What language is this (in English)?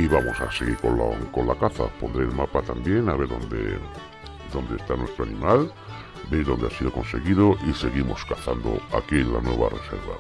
Spanish